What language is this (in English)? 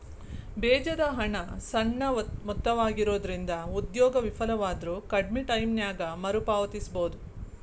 Kannada